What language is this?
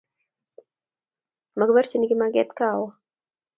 Kalenjin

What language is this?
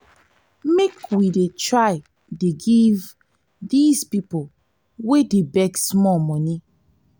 Nigerian Pidgin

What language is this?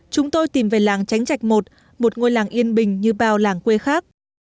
Vietnamese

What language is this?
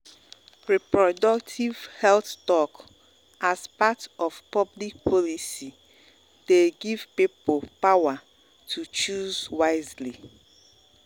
Nigerian Pidgin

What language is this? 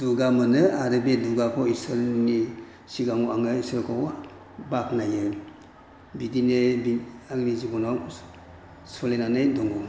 Bodo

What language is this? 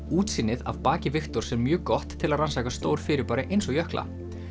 Icelandic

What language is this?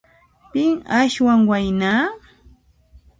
Puno Quechua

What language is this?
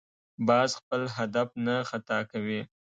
Pashto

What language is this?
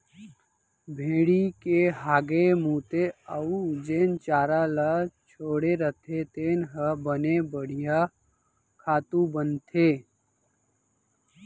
Chhattisgarhi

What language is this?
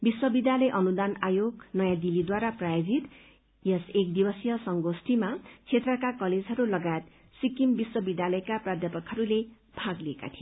Nepali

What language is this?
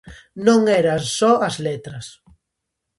Galician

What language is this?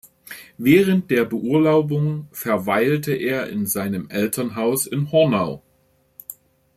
German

